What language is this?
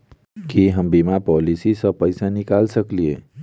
Maithili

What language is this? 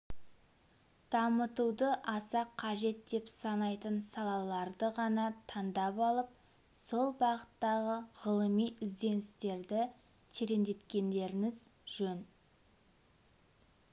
Kazakh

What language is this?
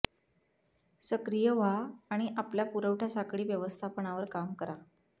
Marathi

